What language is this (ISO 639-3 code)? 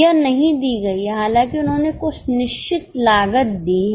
hin